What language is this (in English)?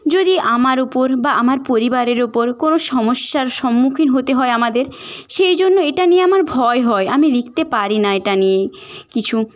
Bangla